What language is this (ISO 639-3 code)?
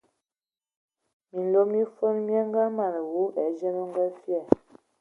ewo